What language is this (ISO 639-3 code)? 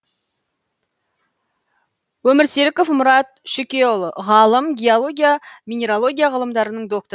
kaz